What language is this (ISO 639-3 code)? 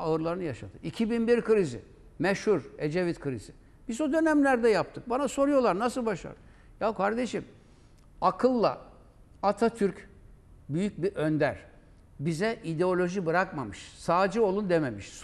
tur